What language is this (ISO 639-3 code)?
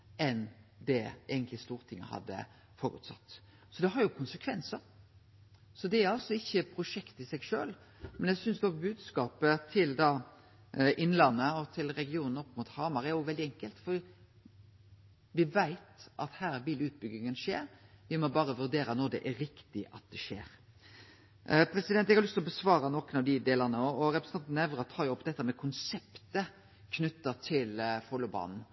nno